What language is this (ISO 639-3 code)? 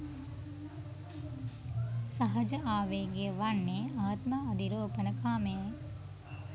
sin